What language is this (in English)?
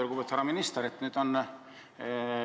Estonian